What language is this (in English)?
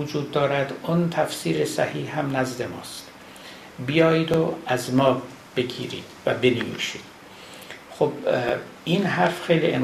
Persian